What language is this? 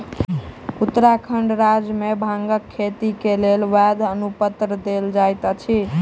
Maithili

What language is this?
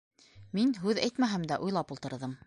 Bashkir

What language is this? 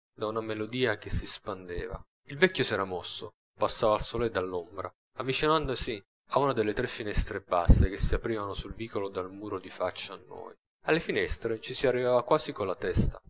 Italian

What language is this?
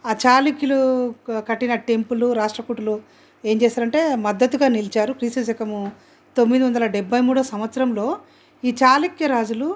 Telugu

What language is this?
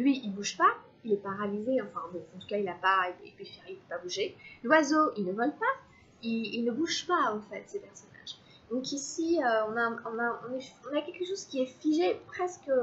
French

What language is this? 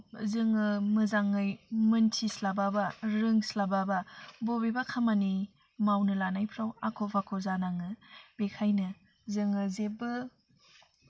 Bodo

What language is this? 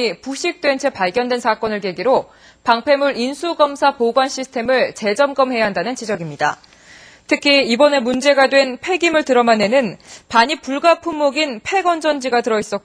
Korean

